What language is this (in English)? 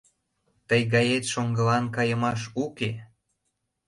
Mari